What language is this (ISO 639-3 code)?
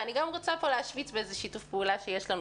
heb